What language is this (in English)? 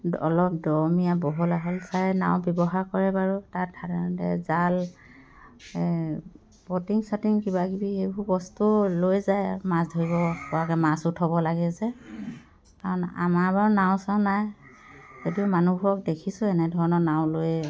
Assamese